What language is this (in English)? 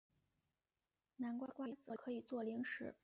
Chinese